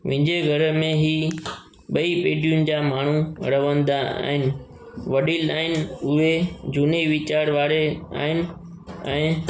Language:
Sindhi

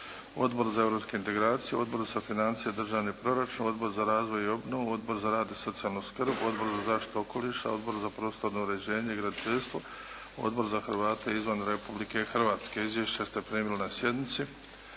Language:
Croatian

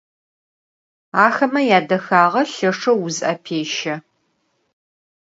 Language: Adyghe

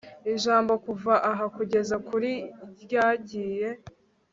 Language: Kinyarwanda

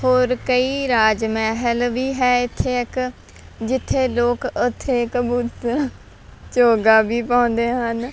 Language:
Punjabi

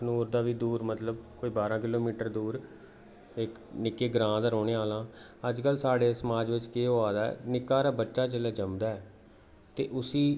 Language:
Dogri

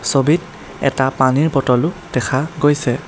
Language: Assamese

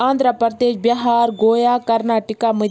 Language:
Kashmiri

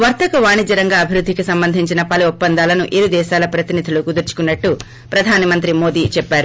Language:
Telugu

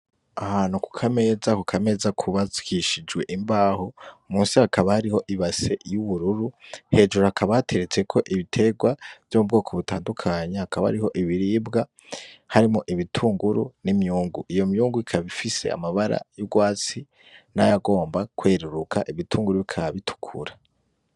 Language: Rundi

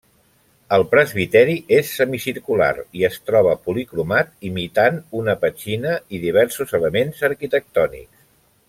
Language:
Catalan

